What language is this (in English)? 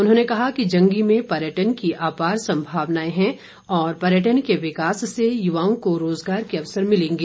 Hindi